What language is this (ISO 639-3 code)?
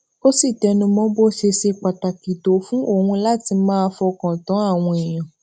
yor